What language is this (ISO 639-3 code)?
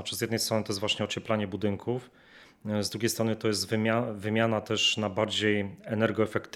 pol